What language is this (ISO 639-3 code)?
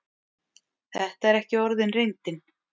isl